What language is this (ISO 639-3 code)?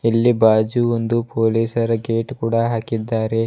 kan